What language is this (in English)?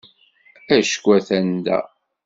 Kabyle